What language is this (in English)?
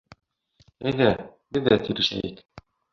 Bashkir